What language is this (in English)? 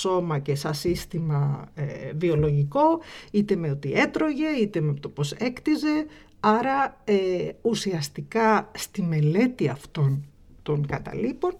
Greek